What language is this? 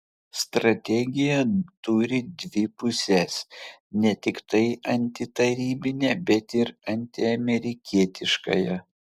Lithuanian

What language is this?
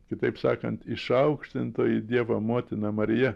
Lithuanian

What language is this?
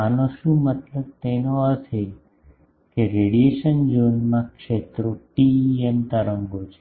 Gujarati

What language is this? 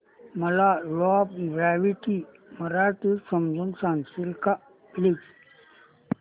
Marathi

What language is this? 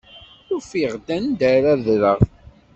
Kabyle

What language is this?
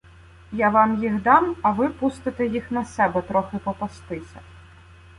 Ukrainian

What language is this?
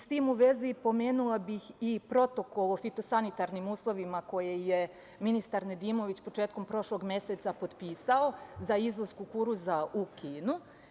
Serbian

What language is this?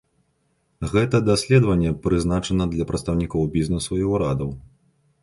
Belarusian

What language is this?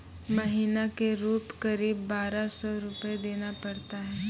Maithili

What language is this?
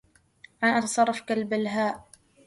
Arabic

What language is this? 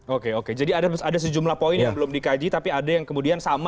Indonesian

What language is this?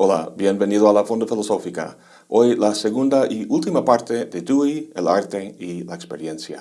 Spanish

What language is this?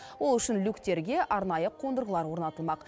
Kazakh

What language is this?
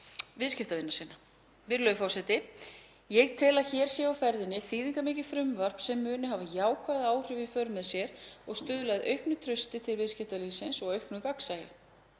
Icelandic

